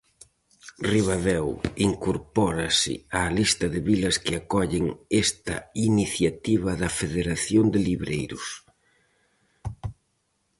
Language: Galician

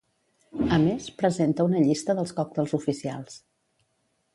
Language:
Catalan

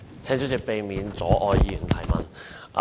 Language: Cantonese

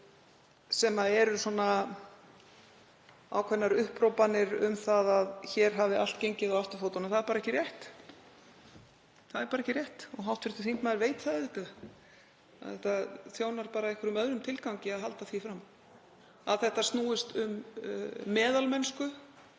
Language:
Icelandic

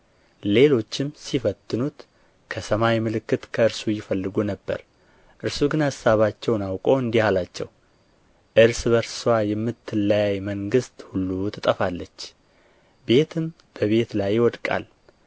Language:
Amharic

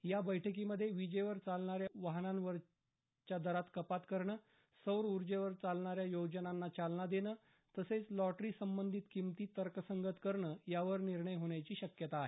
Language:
Marathi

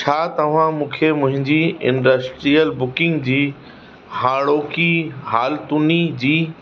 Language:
Sindhi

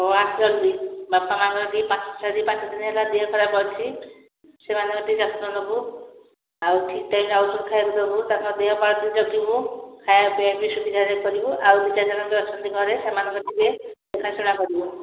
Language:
Odia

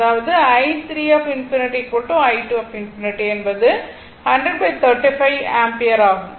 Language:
Tamil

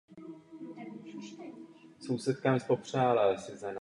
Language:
Czech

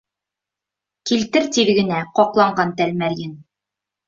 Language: Bashkir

